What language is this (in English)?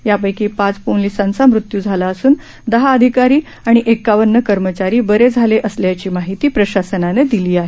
Marathi